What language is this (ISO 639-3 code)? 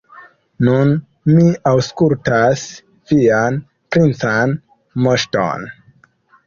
epo